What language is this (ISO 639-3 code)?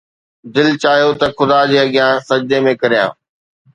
snd